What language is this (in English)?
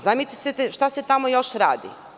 Serbian